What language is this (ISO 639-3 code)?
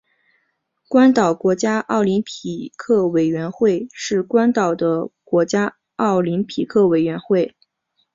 zho